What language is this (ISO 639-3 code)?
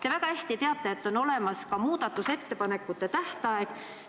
est